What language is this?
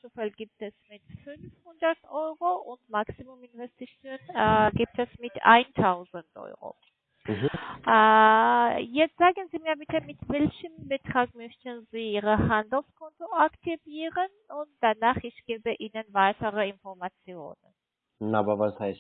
German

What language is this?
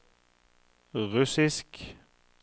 Norwegian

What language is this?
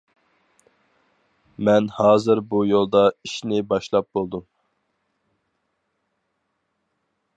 Uyghur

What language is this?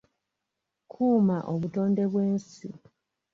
Ganda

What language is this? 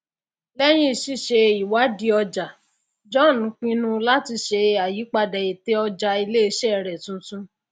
Yoruba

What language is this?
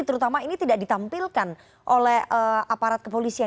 Indonesian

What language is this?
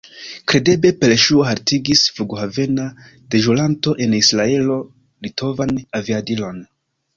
Esperanto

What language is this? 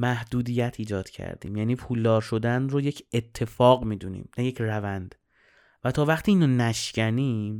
Persian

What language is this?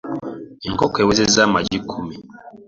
Ganda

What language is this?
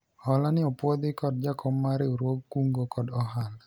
Luo (Kenya and Tanzania)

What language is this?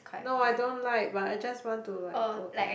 English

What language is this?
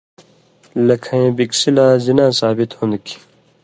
Indus Kohistani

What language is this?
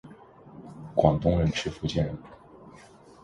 Chinese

